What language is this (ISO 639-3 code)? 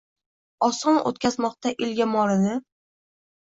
uzb